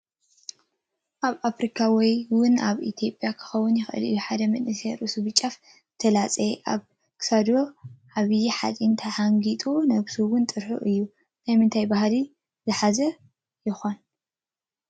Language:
Tigrinya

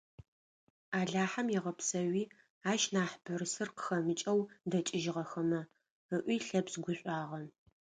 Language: Adyghe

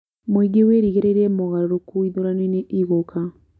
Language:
Kikuyu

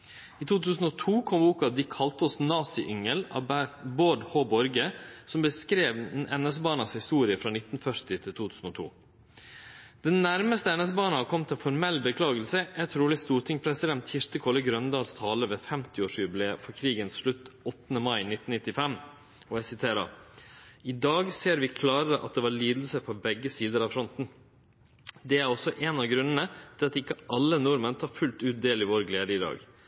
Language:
Norwegian Nynorsk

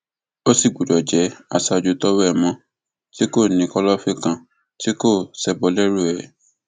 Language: Yoruba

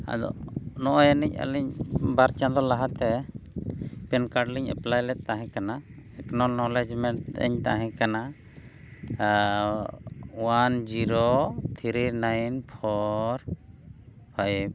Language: Santali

